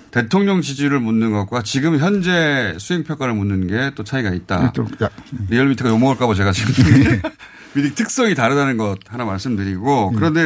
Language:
Korean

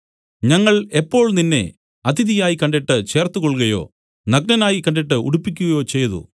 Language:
Malayalam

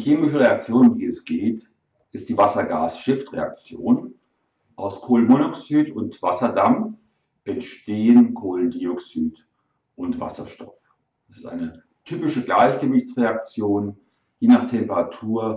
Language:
German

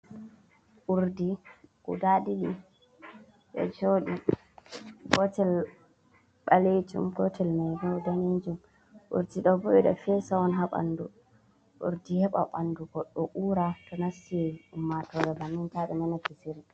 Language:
Fula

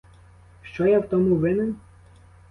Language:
Ukrainian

